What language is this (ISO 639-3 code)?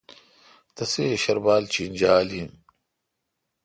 xka